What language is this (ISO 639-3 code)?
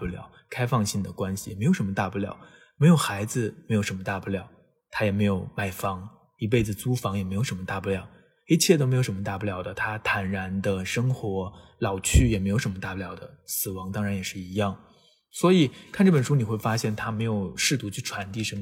zho